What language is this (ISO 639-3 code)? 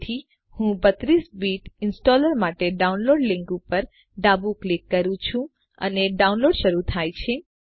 guj